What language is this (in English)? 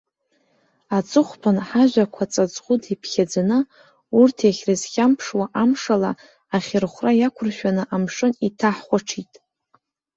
Abkhazian